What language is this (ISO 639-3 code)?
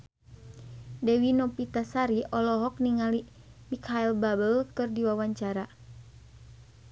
sun